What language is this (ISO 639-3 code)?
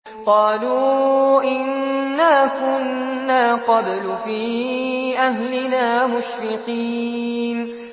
ara